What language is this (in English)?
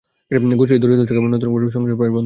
Bangla